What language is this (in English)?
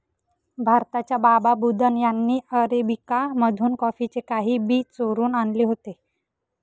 Marathi